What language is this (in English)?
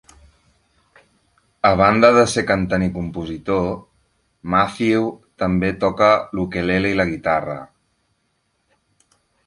Catalan